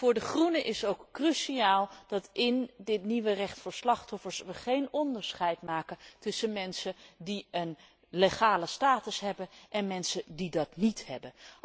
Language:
Dutch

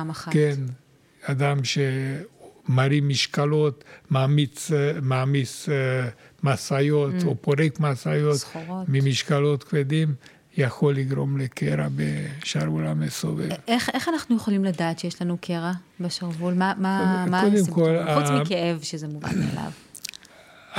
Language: Hebrew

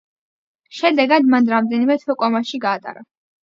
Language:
Georgian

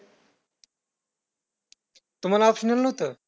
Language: Marathi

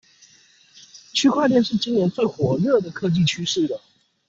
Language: Chinese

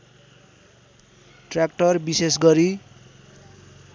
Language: Nepali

